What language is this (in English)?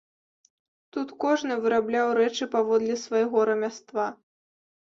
Belarusian